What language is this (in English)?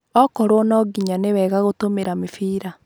Kikuyu